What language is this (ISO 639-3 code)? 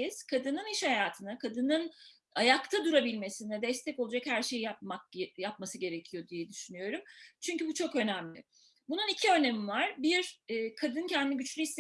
tur